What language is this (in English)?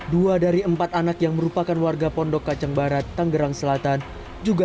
Indonesian